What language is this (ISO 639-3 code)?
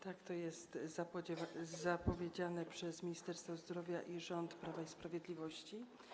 pol